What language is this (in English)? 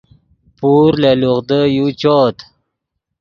Yidgha